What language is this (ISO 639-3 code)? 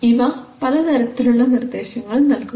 mal